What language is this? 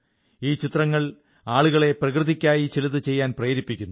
Malayalam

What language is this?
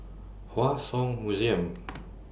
English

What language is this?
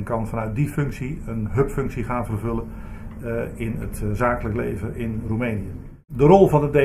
Dutch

